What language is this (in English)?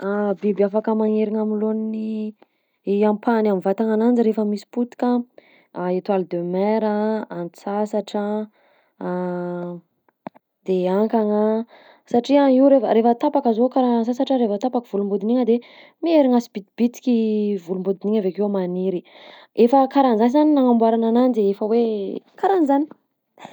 Southern Betsimisaraka Malagasy